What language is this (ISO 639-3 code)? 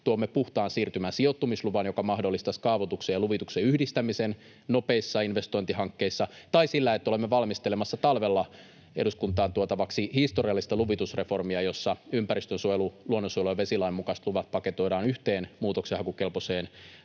fin